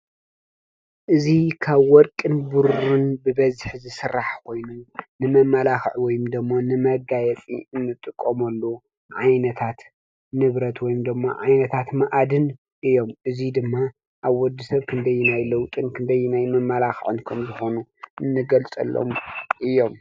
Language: Tigrinya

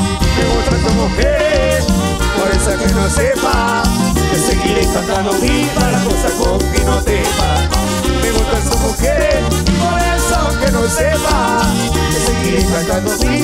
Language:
Spanish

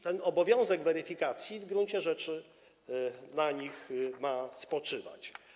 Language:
Polish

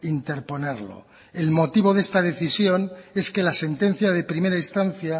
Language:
Spanish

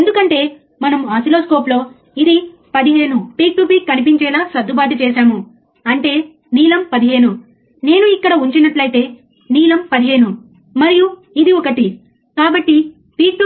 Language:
Telugu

